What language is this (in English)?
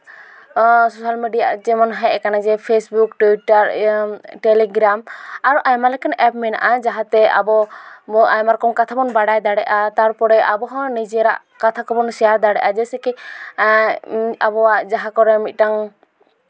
Santali